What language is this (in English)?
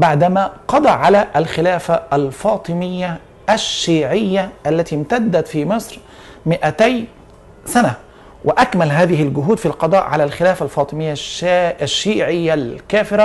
Arabic